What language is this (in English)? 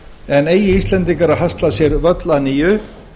Icelandic